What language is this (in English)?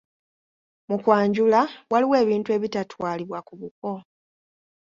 Ganda